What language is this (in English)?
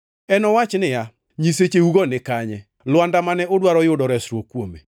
Luo (Kenya and Tanzania)